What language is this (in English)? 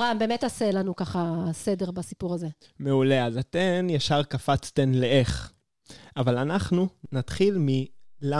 Hebrew